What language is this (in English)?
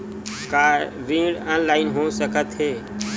Chhattisgarhi